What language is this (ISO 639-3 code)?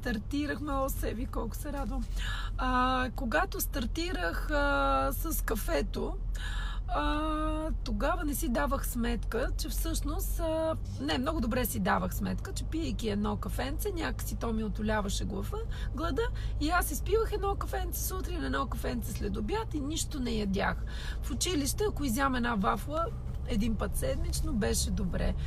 bul